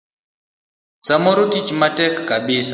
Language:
Luo (Kenya and Tanzania)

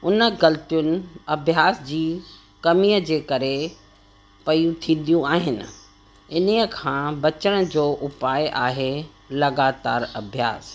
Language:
Sindhi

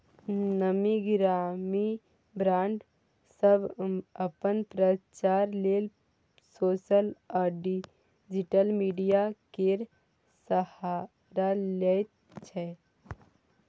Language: Maithili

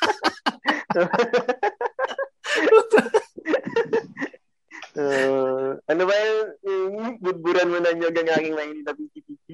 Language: Filipino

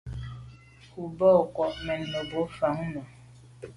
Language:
Medumba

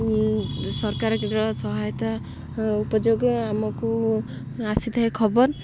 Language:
Odia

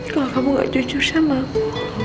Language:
Indonesian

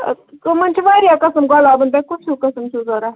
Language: Kashmiri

